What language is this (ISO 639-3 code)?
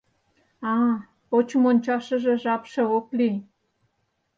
chm